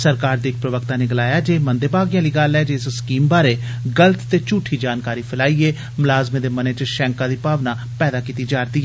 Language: Dogri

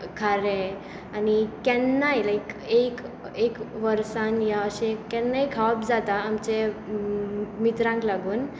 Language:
Konkani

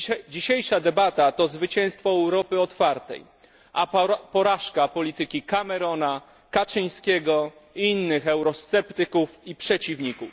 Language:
Polish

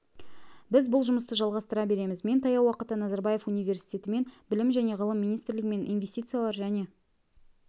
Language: Kazakh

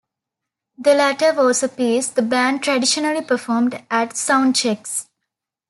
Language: English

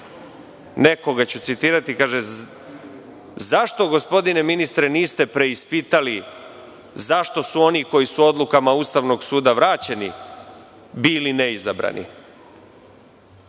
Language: Serbian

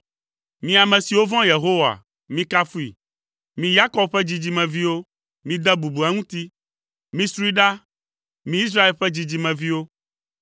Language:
Ewe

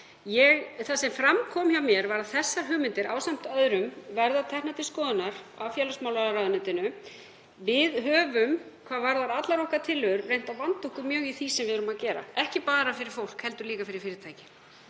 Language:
Icelandic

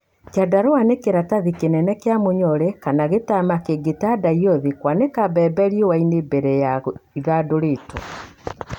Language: Kikuyu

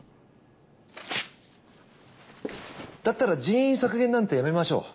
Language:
Japanese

